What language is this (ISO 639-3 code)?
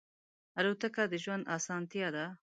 pus